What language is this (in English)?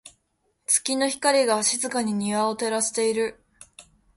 Japanese